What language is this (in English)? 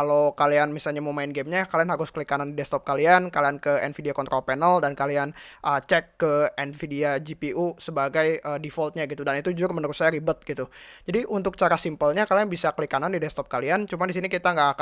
Indonesian